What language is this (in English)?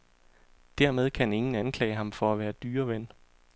Danish